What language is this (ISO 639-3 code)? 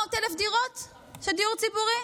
heb